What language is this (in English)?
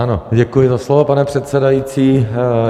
Czech